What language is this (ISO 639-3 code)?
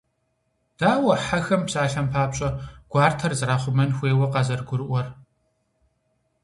kbd